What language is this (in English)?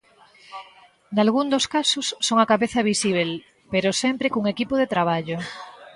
Galician